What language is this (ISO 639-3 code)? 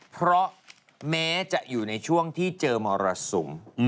tha